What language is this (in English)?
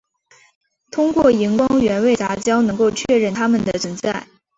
Chinese